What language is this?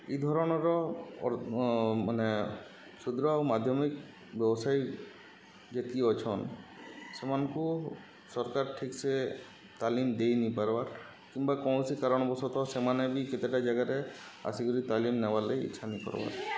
Odia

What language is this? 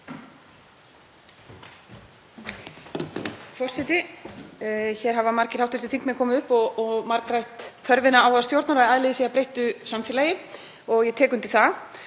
Icelandic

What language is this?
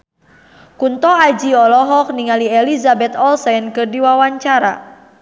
Sundanese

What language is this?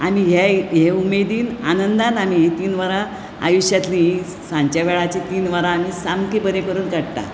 Konkani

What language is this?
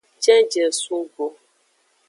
Aja (Benin)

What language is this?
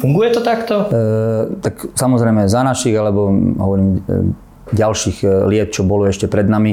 Slovak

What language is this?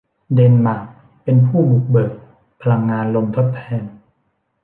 Thai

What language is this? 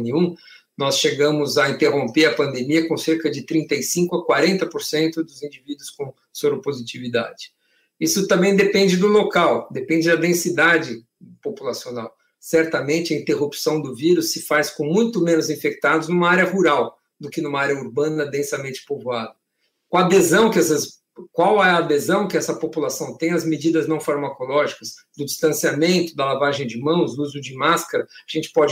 Portuguese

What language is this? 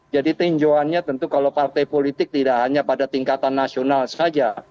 Indonesian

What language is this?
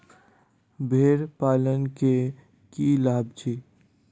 Maithili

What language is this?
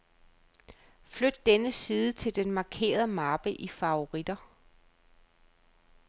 Danish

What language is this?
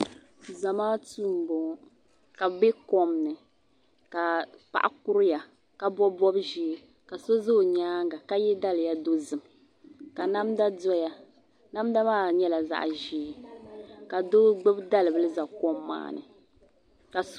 Dagbani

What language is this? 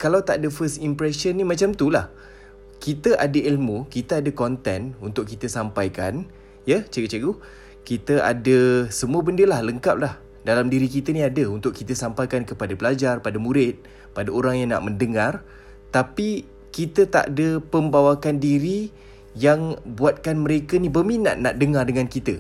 Malay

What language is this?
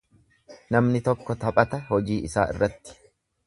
Oromo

